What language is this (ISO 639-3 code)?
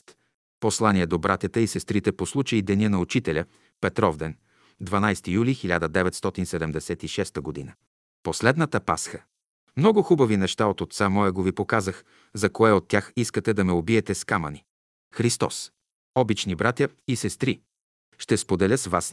bul